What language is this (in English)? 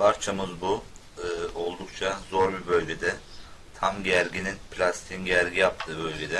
Turkish